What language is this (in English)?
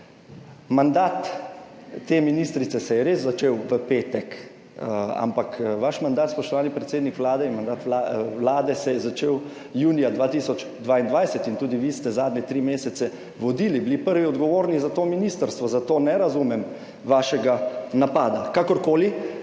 Slovenian